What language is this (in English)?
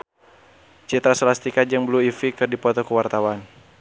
Sundanese